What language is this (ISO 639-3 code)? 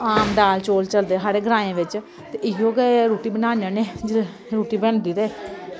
doi